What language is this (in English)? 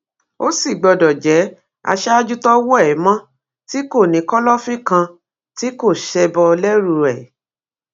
Yoruba